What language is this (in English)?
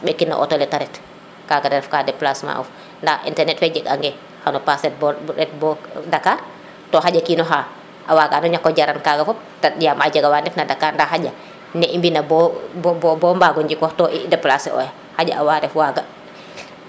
Serer